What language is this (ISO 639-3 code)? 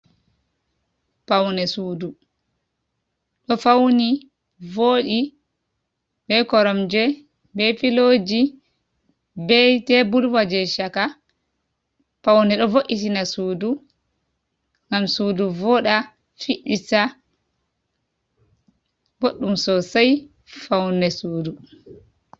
ful